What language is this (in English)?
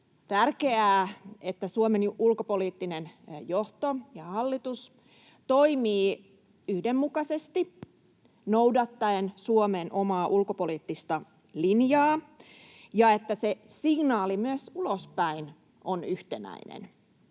Finnish